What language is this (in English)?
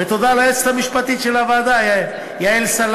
Hebrew